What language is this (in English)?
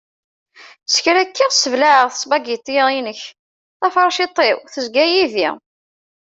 Kabyle